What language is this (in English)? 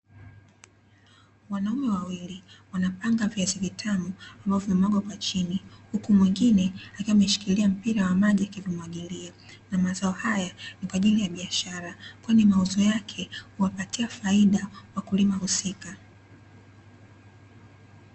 Swahili